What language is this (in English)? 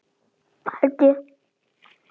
Icelandic